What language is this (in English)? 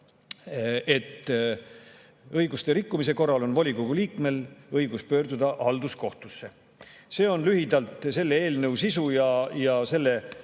Estonian